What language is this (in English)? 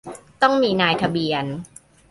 Thai